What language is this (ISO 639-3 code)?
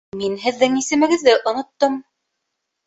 bak